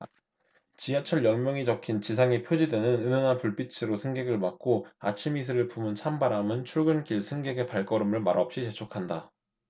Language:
Korean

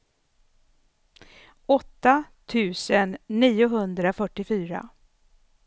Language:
Swedish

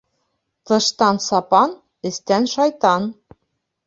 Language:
Bashkir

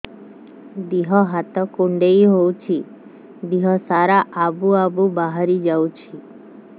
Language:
Odia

